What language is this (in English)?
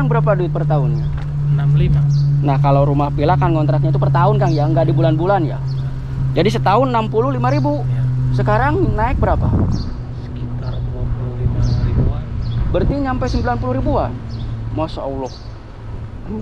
Indonesian